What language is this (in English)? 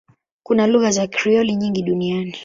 Swahili